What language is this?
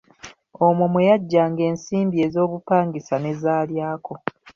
Ganda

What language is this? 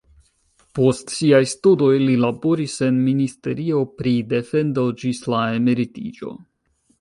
Esperanto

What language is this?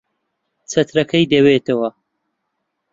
Central Kurdish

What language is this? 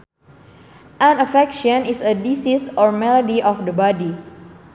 Sundanese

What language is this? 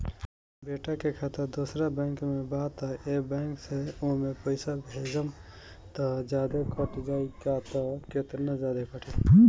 Bhojpuri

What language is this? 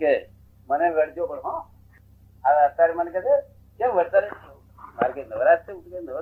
Gujarati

